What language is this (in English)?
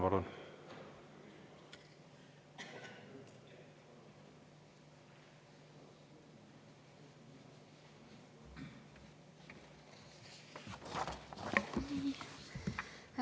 Estonian